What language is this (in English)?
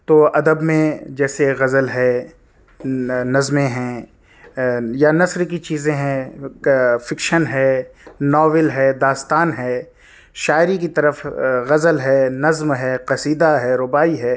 Urdu